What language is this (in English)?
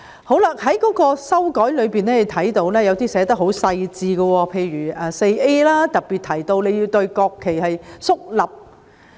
Cantonese